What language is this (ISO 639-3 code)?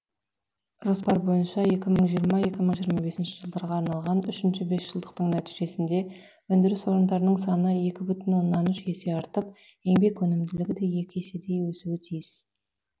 kaz